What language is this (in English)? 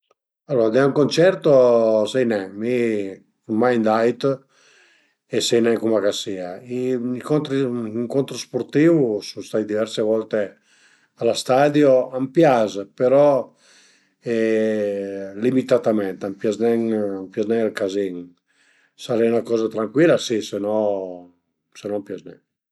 Piedmontese